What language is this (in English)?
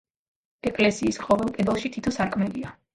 Georgian